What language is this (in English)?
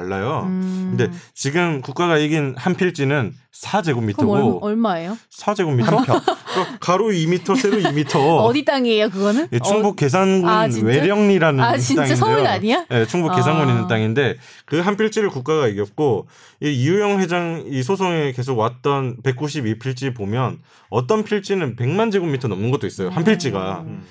Korean